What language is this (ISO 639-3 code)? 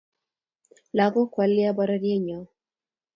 kln